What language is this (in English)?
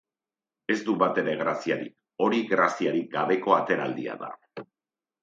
Basque